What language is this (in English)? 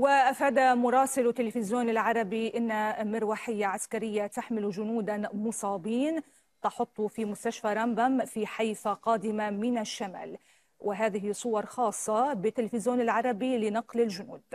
Arabic